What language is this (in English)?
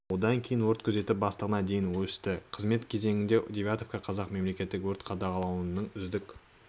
Kazakh